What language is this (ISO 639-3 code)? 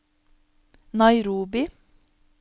nor